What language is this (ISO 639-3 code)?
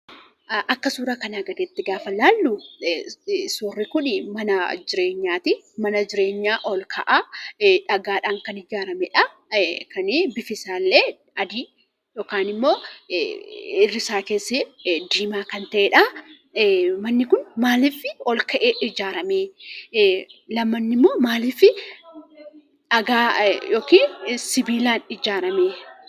orm